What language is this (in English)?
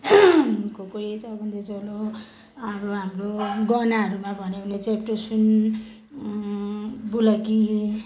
Nepali